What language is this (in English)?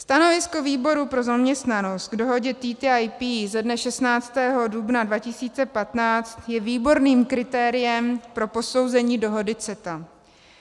Czech